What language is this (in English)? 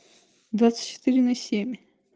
Russian